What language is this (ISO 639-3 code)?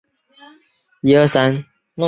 zho